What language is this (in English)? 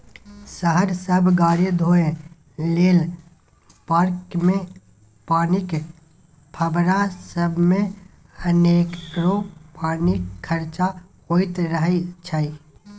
Maithili